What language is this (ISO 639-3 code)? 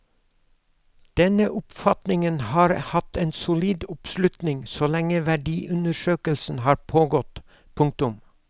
nor